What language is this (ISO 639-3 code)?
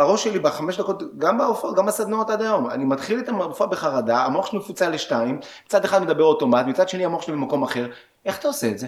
heb